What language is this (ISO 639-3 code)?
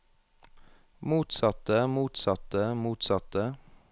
nor